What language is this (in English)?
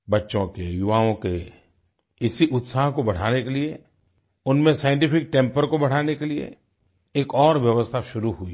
Hindi